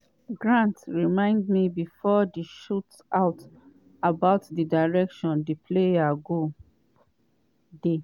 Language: Nigerian Pidgin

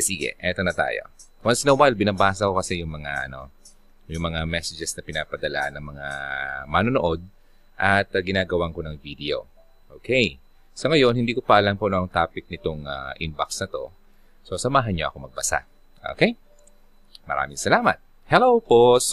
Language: Filipino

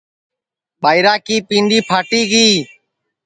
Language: Sansi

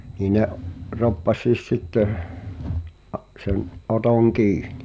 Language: Finnish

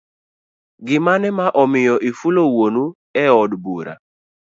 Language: Luo (Kenya and Tanzania)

